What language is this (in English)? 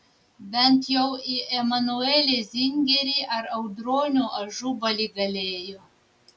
Lithuanian